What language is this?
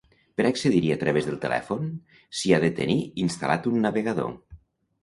Catalan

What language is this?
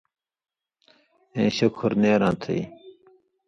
Indus Kohistani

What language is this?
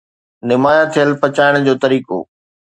Sindhi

